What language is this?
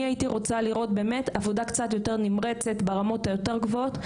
Hebrew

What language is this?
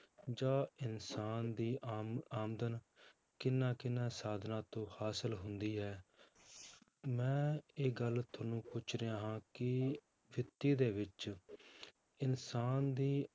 Punjabi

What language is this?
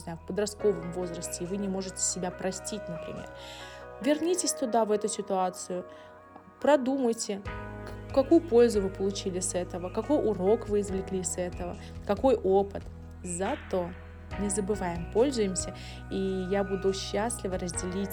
Russian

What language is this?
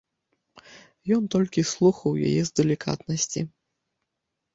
Belarusian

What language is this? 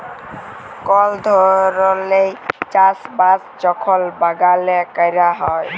Bangla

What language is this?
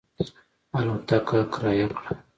Pashto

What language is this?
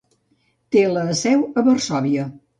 Catalan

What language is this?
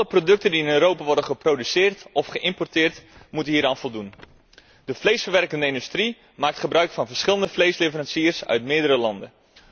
Dutch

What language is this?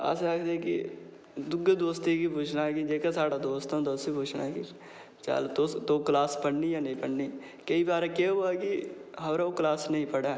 Dogri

